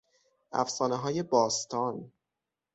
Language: Persian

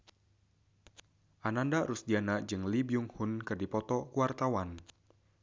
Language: Sundanese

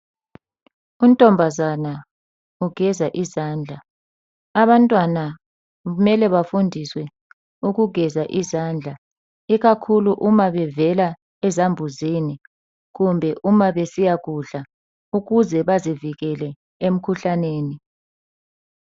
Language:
North Ndebele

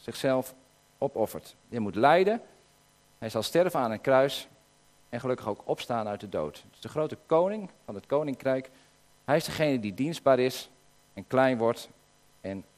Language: Dutch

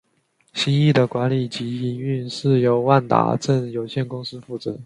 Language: Chinese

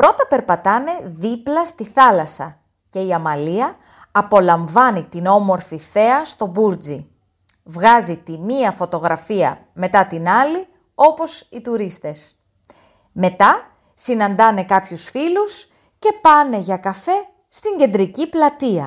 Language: Greek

